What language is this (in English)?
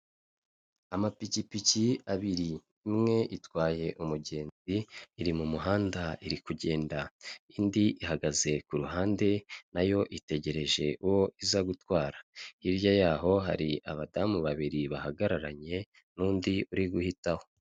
Kinyarwanda